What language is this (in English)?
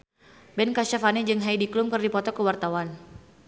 Sundanese